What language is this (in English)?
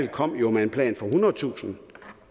Danish